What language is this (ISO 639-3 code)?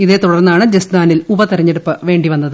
mal